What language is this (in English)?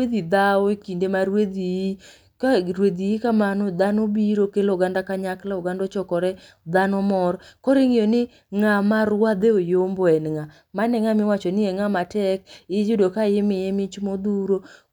Luo (Kenya and Tanzania)